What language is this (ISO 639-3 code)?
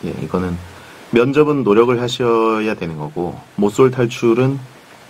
kor